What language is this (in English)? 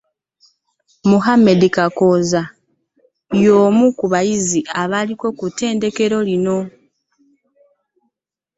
Ganda